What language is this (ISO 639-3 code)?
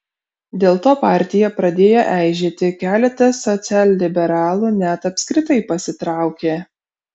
lit